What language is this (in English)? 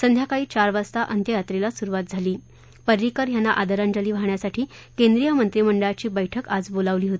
Marathi